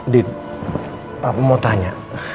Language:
Indonesian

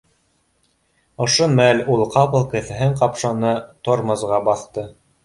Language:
Bashkir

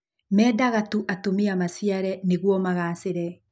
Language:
Kikuyu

